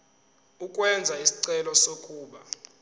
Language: Zulu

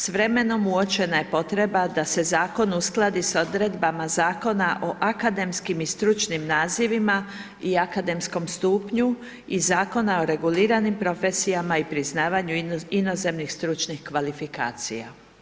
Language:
Croatian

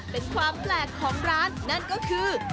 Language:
Thai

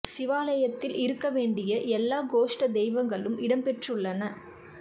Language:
Tamil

